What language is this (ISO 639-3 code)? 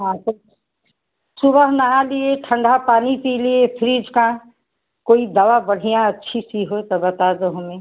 hin